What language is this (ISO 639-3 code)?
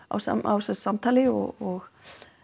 isl